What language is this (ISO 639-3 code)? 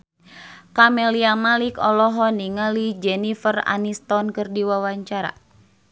sun